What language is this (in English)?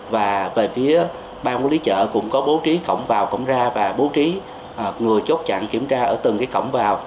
Vietnamese